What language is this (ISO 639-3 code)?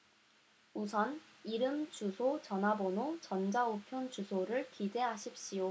kor